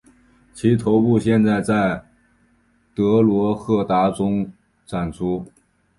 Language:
Chinese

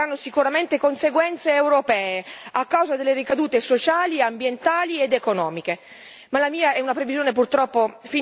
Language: Italian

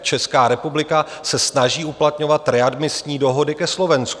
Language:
Czech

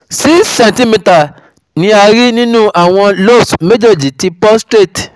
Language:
Yoruba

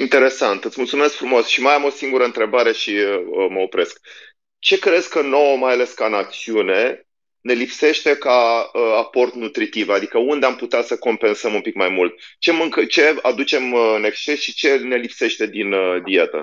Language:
Romanian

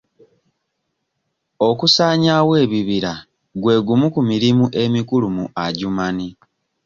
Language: Ganda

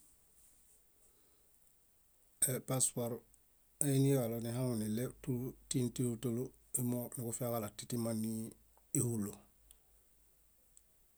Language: Bayot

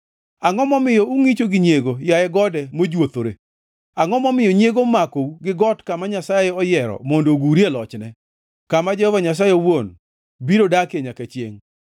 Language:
Luo (Kenya and Tanzania)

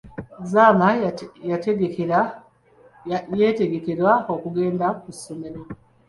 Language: Ganda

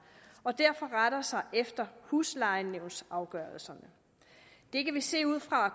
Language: Danish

